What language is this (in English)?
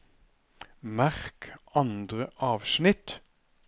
Norwegian